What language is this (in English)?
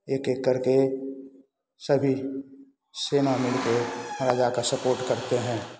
Hindi